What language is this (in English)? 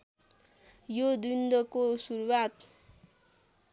Nepali